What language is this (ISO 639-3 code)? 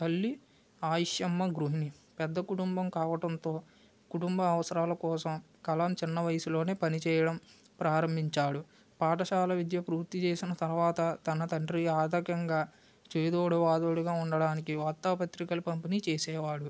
tel